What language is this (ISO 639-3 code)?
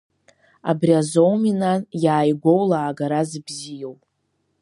abk